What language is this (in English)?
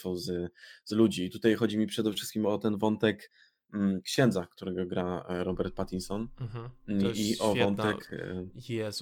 Polish